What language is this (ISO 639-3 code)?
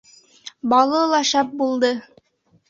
bak